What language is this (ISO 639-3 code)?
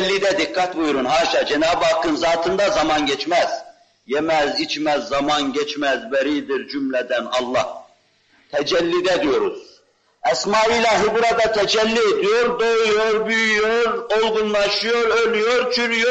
tur